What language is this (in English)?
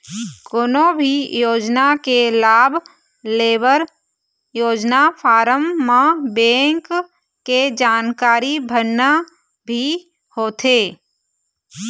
Chhattisgarhi